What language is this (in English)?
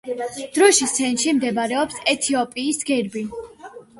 Georgian